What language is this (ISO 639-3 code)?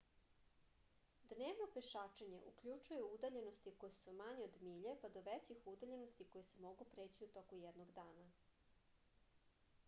srp